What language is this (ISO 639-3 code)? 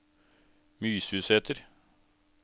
nor